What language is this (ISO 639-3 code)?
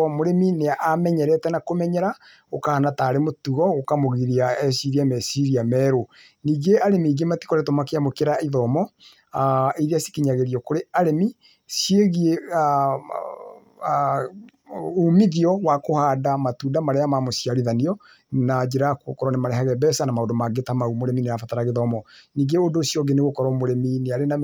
kik